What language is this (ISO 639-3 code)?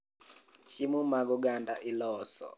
luo